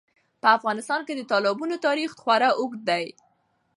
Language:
Pashto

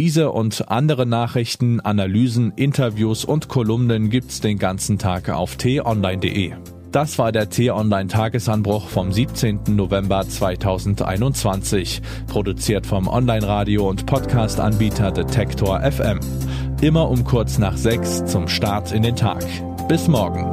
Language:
German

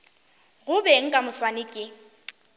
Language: Northern Sotho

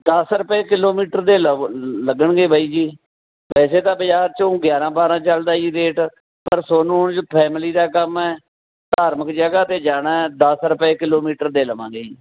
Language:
Punjabi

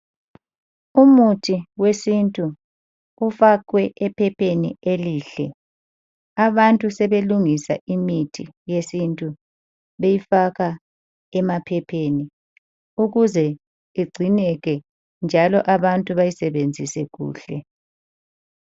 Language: North Ndebele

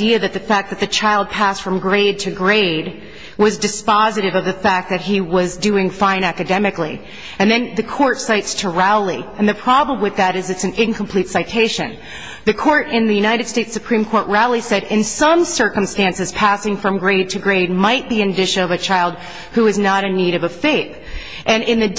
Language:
English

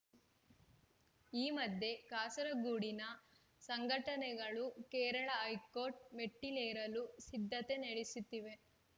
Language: Kannada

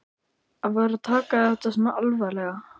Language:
Icelandic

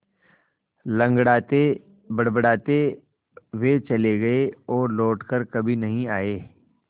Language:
Hindi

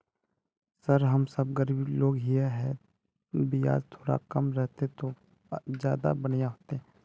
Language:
Magahi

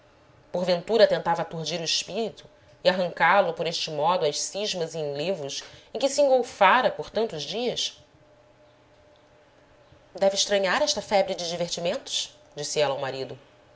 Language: Portuguese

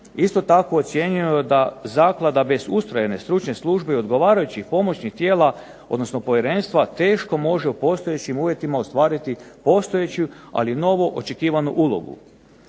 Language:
Croatian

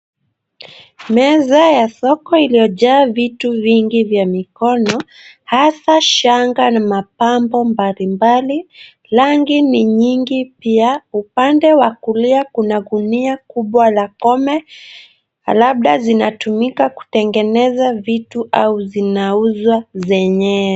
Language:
Swahili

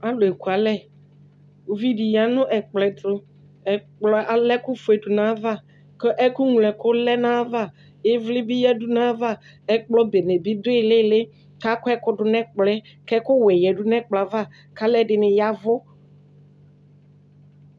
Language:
Ikposo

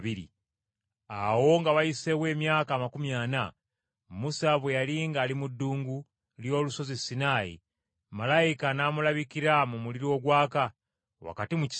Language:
Ganda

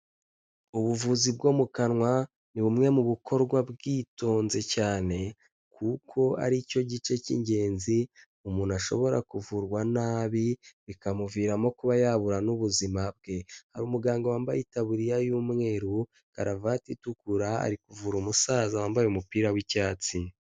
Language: Kinyarwanda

